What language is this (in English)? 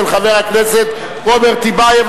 Hebrew